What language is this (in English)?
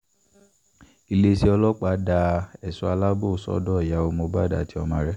Yoruba